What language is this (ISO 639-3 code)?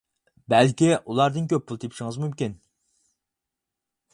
uig